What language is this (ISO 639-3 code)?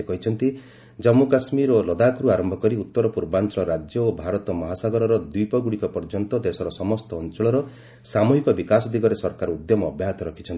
ori